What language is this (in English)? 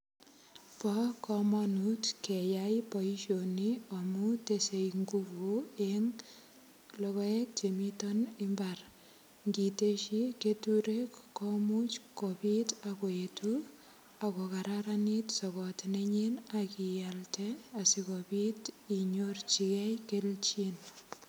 Kalenjin